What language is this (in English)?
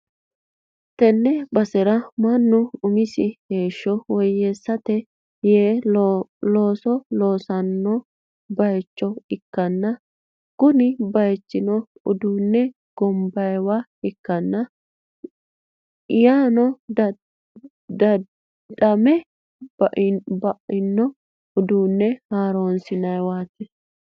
Sidamo